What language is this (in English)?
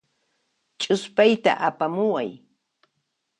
Puno Quechua